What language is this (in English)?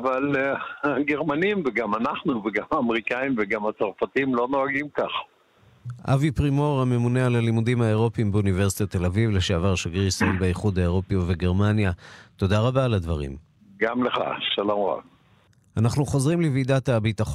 Hebrew